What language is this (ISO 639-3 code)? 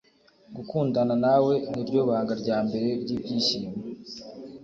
kin